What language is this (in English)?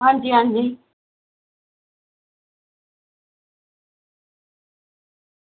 Dogri